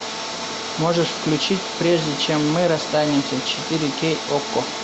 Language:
Russian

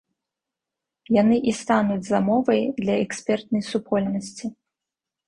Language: Belarusian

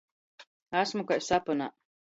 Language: Latgalian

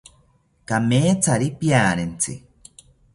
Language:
South Ucayali Ashéninka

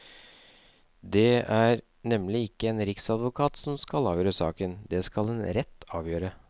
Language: Norwegian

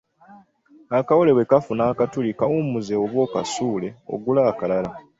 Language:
Ganda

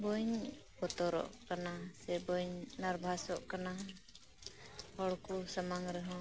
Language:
Santali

